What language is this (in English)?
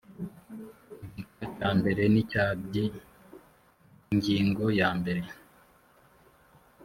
Kinyarwanda